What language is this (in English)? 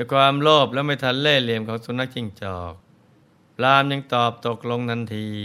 Thai